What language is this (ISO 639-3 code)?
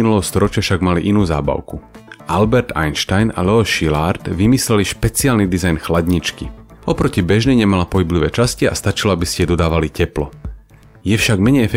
slk